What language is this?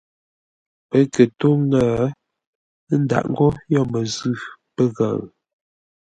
Ngombale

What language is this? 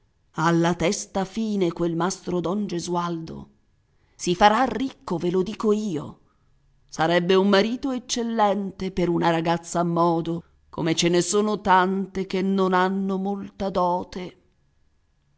Italian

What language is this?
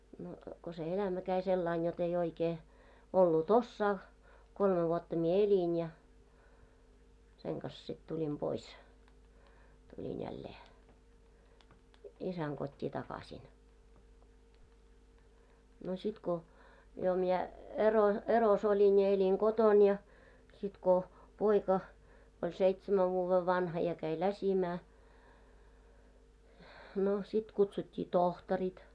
Finnish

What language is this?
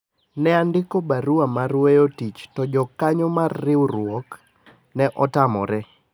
Luo (Kenya and Tanzania)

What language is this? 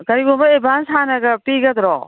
Manipuri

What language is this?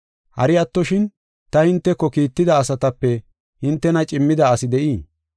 Gofa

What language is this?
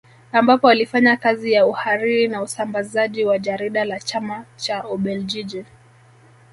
Swahili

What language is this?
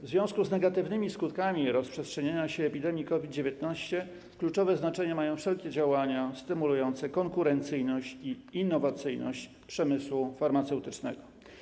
Polish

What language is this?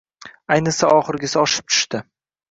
Uzbek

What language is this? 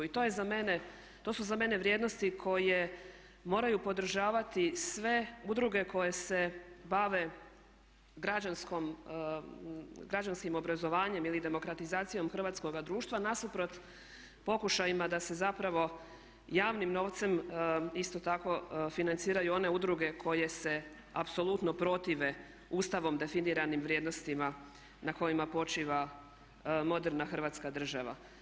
Croatian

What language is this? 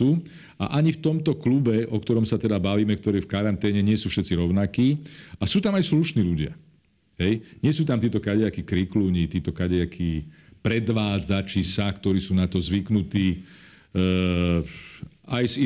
Slovak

